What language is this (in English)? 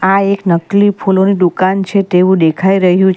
Gujarati